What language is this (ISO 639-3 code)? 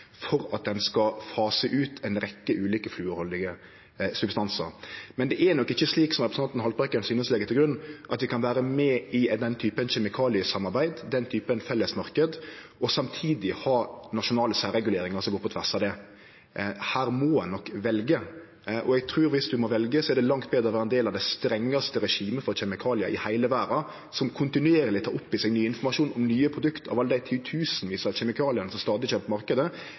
nno